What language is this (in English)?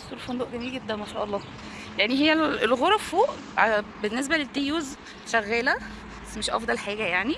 Arabic